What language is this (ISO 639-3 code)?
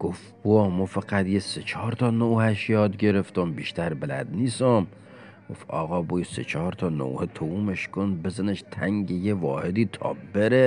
fas